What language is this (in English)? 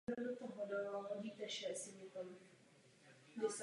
Czech